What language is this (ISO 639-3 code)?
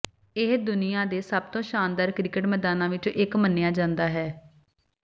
pan